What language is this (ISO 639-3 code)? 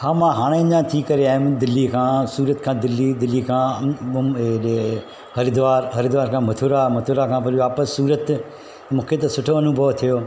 snd